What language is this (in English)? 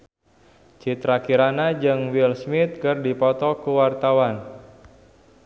Sundanese